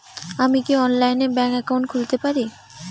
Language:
Bangla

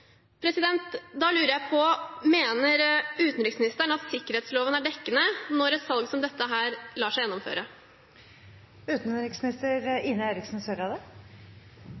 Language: Norwegian Bokmål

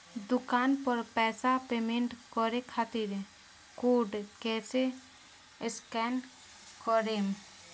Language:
Bhojpuri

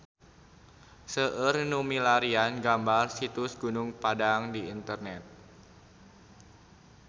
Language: Sundanese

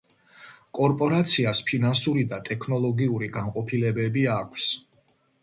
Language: Georgian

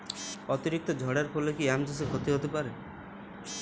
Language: Bangla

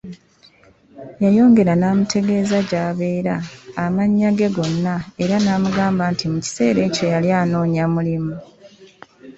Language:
Ganda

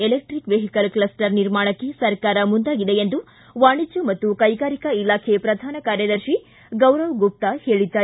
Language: Kannada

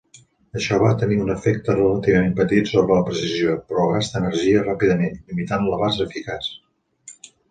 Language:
Catalan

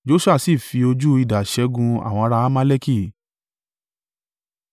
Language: Yoruba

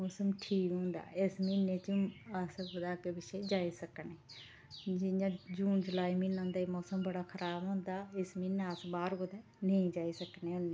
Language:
Dogri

